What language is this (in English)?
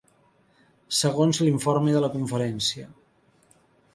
Catalan